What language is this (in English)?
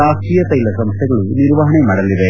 Kannada